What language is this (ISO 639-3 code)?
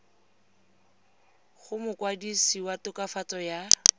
tsn